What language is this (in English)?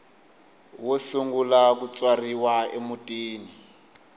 Tsonga